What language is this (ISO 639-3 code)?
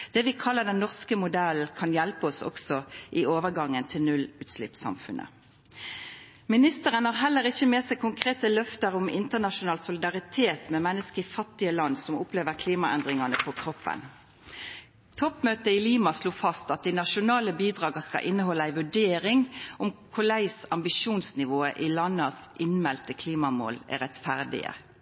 nno